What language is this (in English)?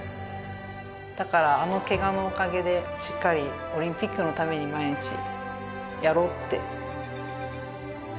Japanese